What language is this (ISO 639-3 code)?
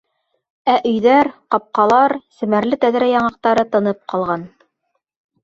bak